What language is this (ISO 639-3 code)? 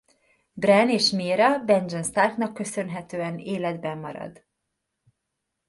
hun